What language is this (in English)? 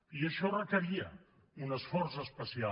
Catalan